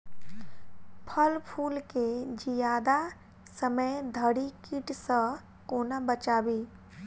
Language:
Maithili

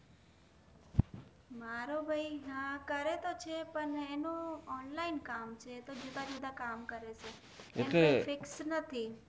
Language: Gujarati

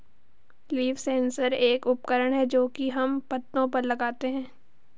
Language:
Hindi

